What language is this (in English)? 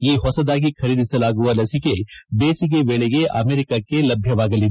Kannada